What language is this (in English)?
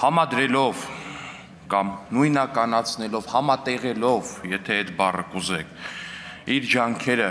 Latvian